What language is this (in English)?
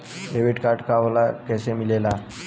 Bhojpuri